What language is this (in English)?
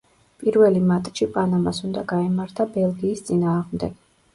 Georgian